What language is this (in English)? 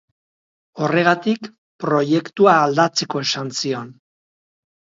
Basque